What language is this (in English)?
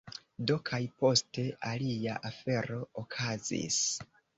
Esperanto